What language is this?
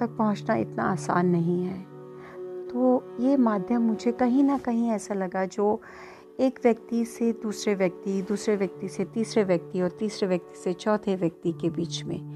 Hindi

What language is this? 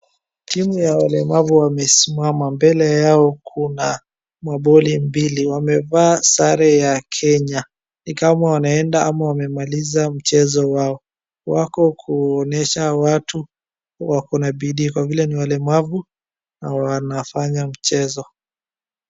Swahili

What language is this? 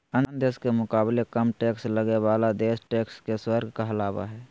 Magahi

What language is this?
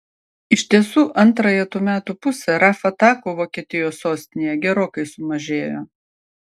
Lithuanian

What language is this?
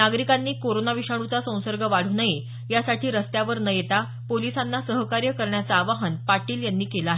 Marathi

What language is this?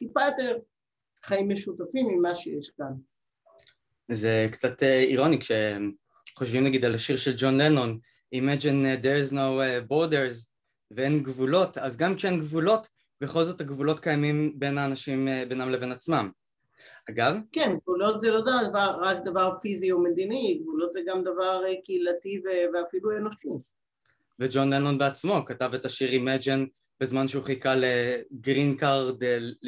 Hebrew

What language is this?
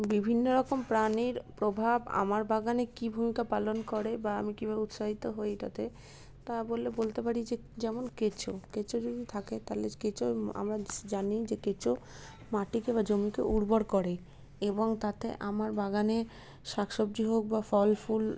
Bangla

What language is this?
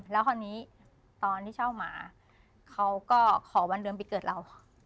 Thai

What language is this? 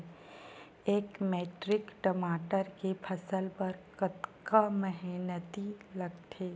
Chhattisgarhi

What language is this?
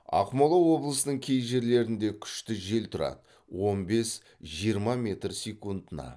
Kazakh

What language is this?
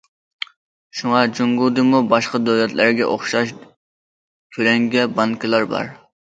Uyghur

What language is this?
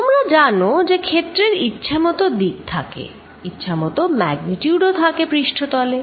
Bangla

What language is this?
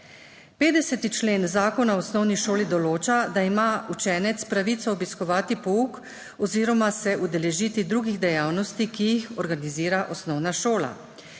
Slovenian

